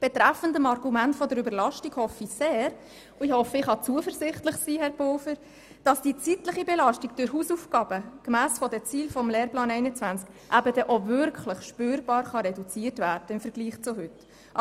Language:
Swiss German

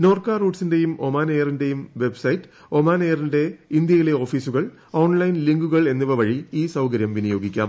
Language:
Malayalam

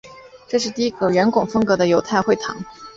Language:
Chinese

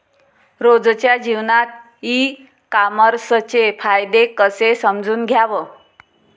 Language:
Marathi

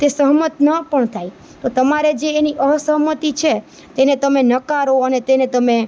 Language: Gujarati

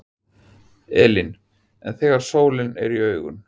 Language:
Icelandic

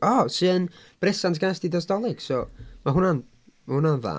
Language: Welsh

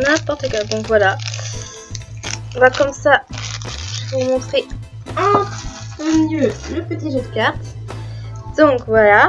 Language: French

